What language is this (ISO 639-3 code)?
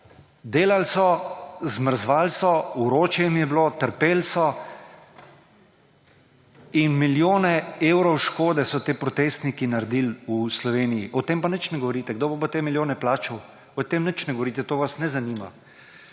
slv